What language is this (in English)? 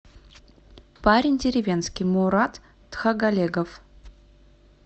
Russian